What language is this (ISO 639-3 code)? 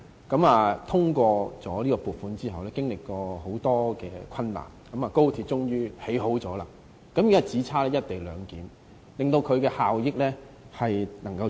yue